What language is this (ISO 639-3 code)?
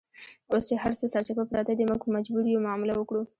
pus